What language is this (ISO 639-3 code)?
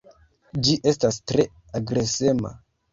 epo